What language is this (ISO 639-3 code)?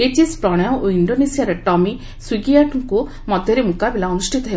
ori